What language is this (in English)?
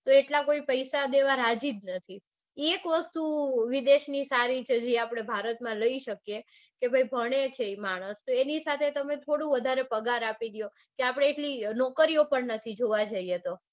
Gujarati